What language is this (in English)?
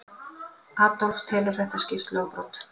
Icelandic